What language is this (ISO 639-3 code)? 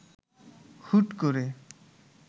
ben